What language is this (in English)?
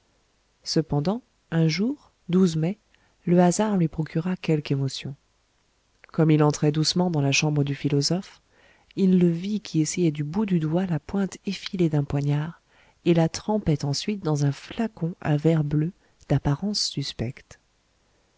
French